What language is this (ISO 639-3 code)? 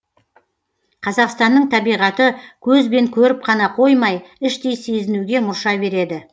kaz